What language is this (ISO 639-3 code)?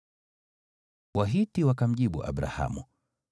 swa